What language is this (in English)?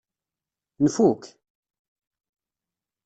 Kabyle